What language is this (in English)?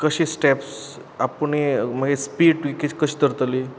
Konkani